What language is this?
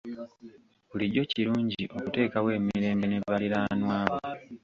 Ganda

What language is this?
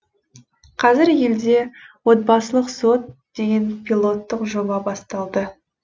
Kazakh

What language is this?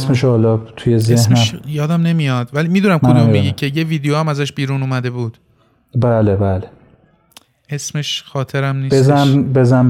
Persian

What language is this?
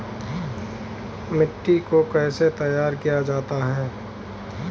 Hindi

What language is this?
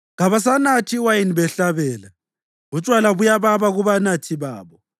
North Ndebele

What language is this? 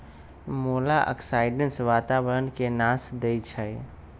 Magahi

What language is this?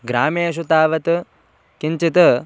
Sanskrit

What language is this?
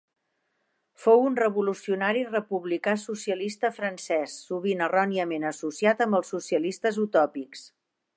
Catalan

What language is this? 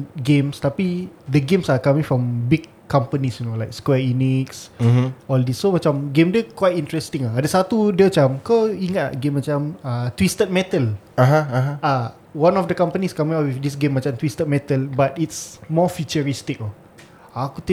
Malay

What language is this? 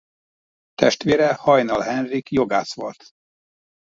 Hungarian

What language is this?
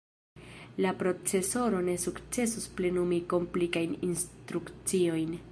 Esperanto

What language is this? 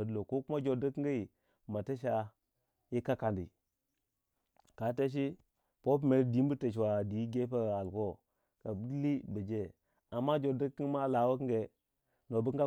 Waja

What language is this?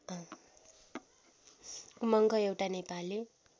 Nepali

